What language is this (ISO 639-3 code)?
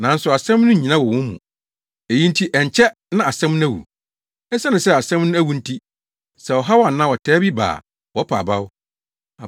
aka